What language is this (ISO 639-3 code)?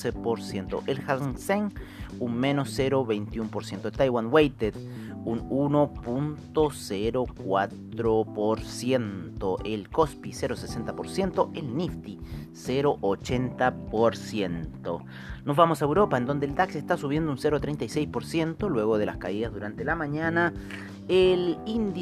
spa